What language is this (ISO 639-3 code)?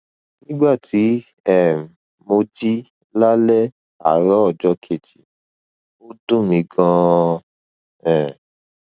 yor